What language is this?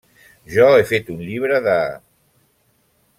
Catalan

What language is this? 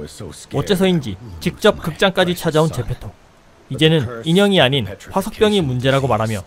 Korean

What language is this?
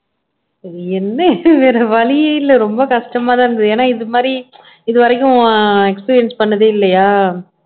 Tamil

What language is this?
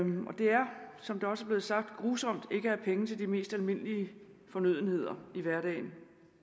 Danish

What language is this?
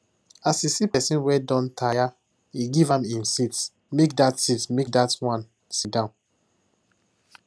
Nigerian Pidgin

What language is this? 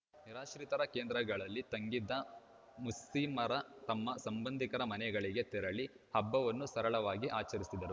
Kannada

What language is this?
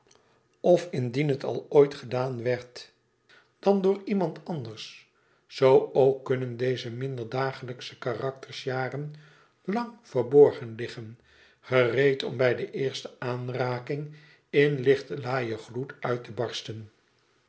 Dutch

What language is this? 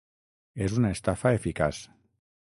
Catalan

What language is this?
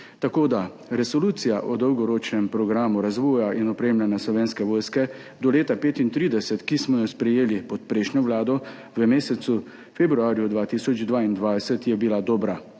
Slovenian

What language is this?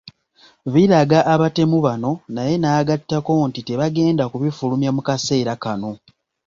Ganda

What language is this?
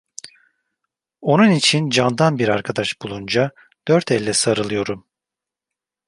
Turkish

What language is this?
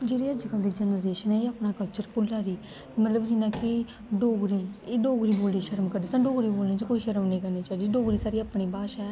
Dogri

